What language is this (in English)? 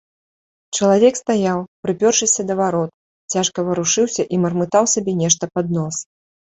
Belarusian